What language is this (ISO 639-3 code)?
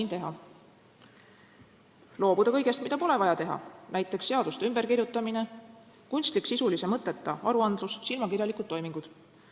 est